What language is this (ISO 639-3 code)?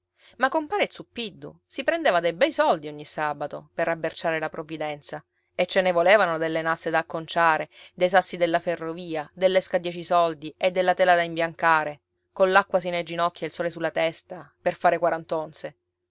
ita